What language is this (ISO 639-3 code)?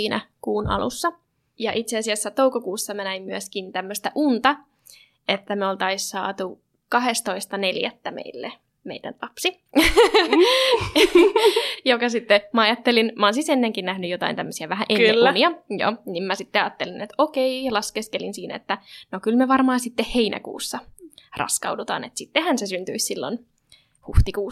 fin